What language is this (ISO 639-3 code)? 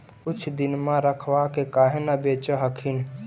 mag